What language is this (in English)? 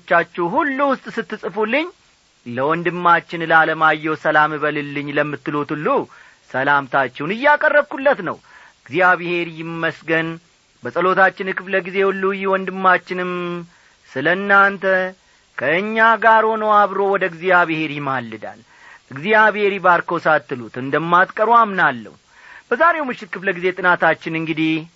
Amharic